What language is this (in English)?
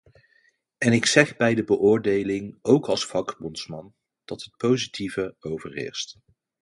Dutch